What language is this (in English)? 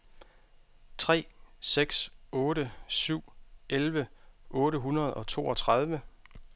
Danish